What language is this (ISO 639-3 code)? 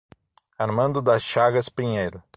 por